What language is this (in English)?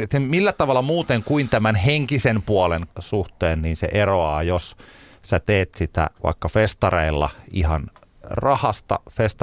Finnish